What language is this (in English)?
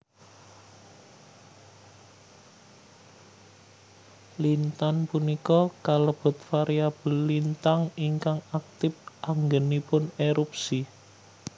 Javanese